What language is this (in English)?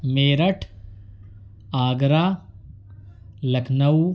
Urdu